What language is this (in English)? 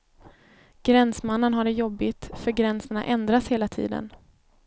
Swedish